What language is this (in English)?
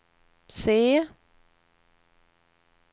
Swedish